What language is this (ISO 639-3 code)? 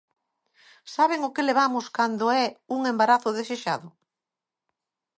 glg